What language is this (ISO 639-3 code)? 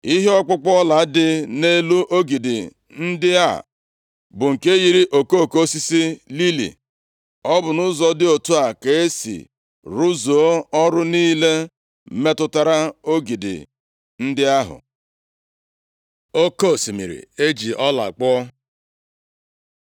ibo